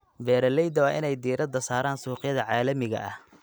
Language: Somali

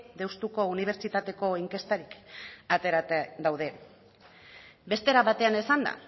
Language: Basque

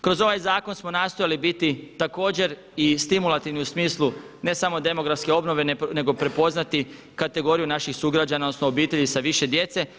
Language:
Croatian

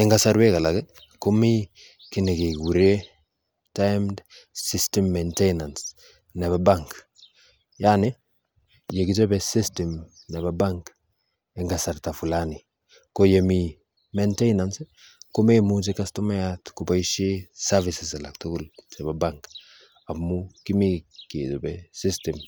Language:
Kalenjin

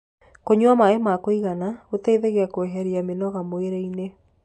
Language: Kikuyu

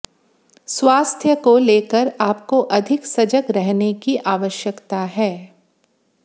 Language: Hindi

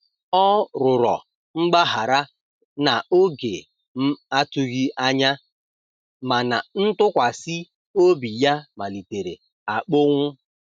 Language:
Igbo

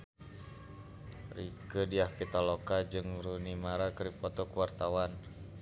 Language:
Sundanese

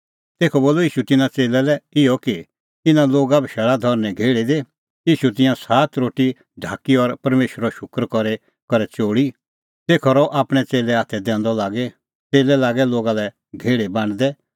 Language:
Kullu Pahari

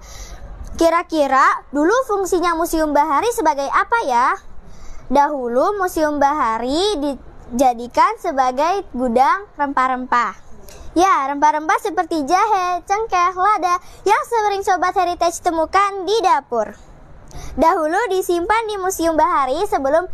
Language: Indonesian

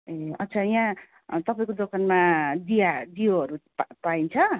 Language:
Nepali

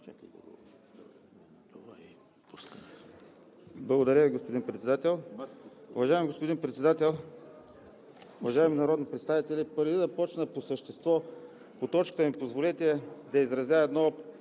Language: Bulgarian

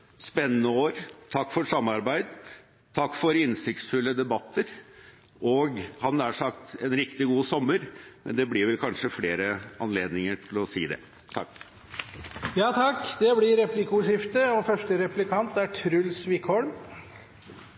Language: Norwegian Bokmål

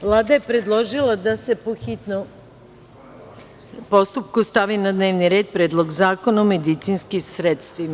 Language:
Serbian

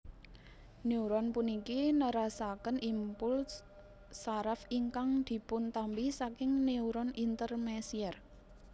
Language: Javanese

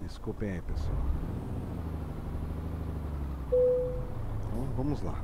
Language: Portuguese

